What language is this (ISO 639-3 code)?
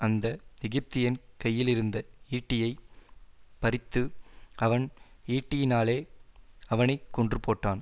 tam